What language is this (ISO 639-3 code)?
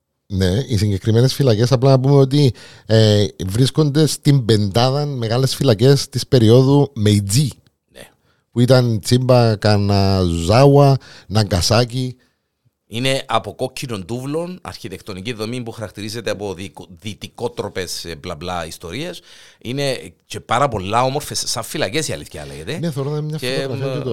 ell